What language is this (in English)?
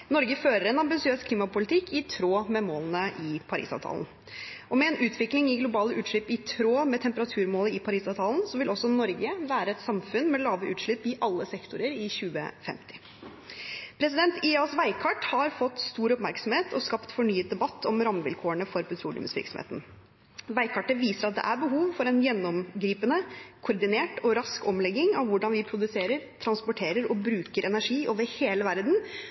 Norwegian Bokmål